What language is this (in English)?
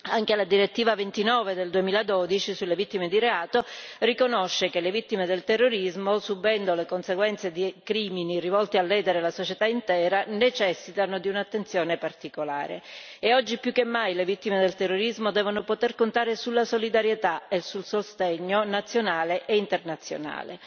Italian